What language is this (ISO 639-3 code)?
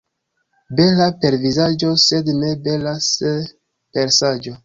epo